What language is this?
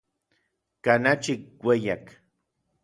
Orizaba Nahuatl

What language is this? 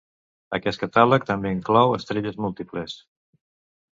Catalan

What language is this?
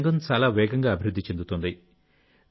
Telugu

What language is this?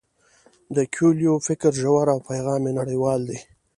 Pashto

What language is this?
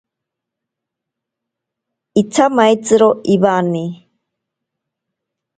Ashéninka Perené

